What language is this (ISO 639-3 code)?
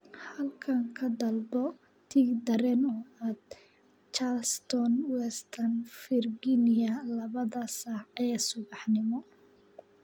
som